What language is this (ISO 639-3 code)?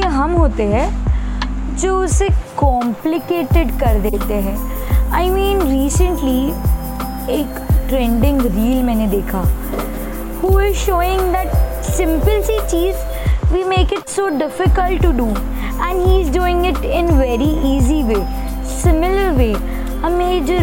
hin